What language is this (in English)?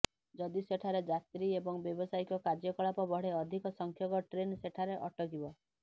Odia